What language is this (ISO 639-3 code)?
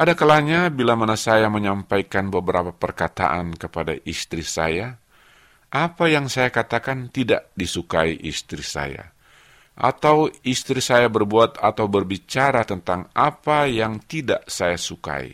ind